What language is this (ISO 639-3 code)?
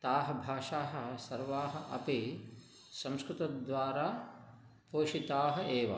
san